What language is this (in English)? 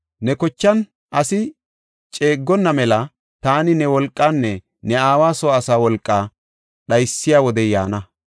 Gofa